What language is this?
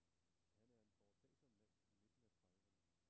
Danish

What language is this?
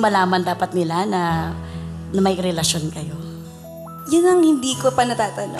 Filipino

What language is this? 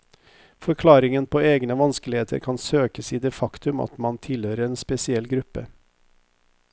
Norwegian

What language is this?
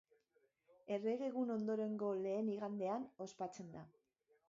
Basque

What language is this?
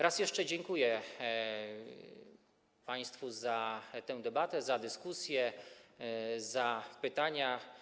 Polish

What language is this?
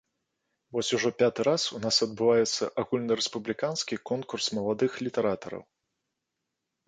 Belarusian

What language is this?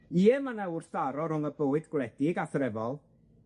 Welsh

